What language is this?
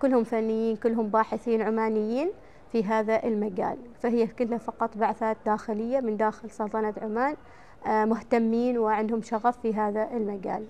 Arabic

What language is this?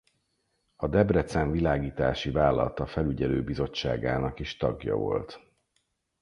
Hungarian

